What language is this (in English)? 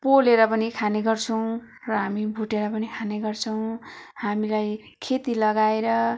Nepali